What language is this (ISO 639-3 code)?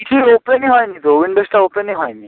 ben